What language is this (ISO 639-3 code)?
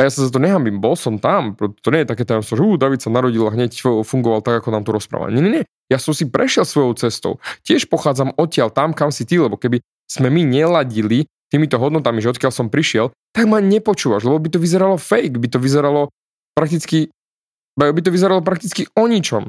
slk